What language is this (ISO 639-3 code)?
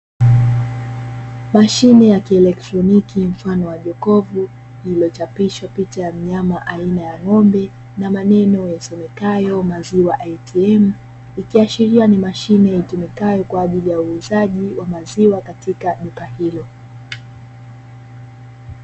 swa